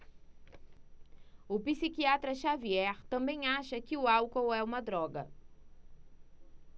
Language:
Portuguese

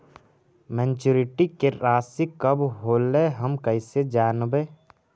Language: Magahi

